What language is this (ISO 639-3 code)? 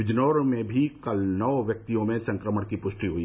hin